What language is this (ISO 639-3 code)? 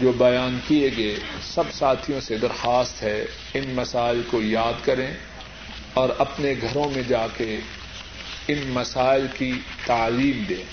urd